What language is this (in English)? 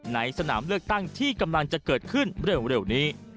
Thai